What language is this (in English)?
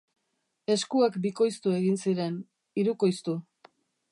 Basque